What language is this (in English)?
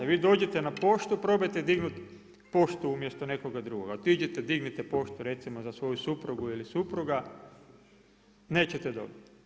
Croatian